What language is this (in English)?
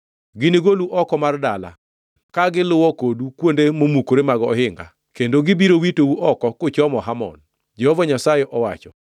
Luo (Kenya and Tanzania)